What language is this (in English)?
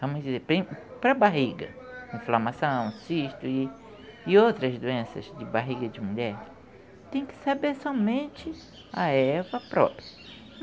Portuguese